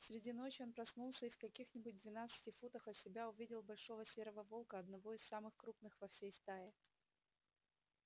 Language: Russian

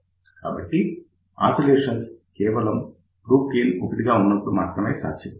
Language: Telugu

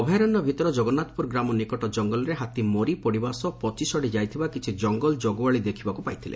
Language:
Odia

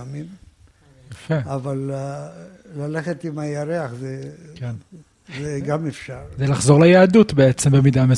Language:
Hebrew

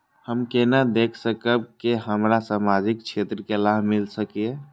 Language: Maithili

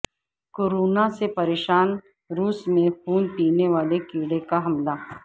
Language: Urdu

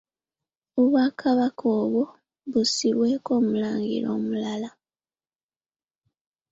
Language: Ganda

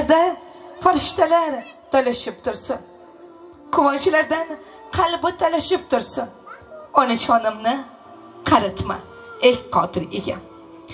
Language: Turkish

